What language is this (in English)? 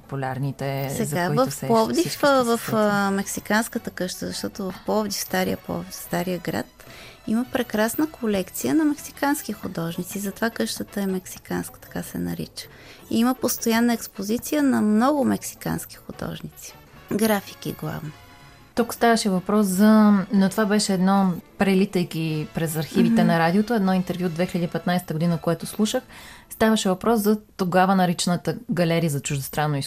Bulgarian